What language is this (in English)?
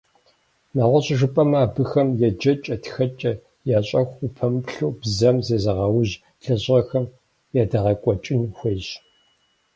Kabardian